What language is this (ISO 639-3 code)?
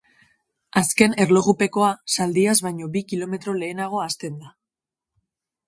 eus